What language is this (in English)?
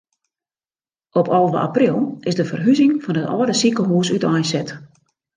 Western Frisian